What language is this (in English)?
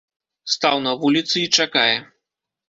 Belarusian